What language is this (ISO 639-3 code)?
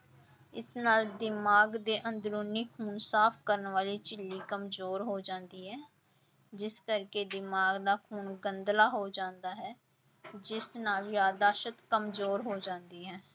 pan